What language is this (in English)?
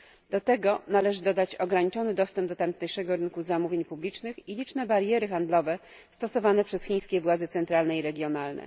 Polish